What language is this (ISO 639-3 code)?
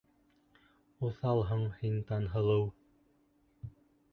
bak